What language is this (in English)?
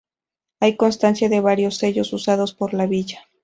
Spanish